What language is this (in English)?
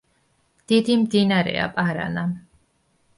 Georgian